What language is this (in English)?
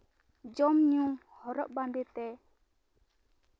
Santali